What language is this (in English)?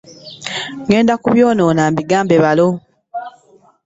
Ganda